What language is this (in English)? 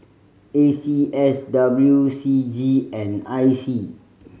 English